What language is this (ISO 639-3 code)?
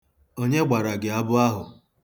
ibo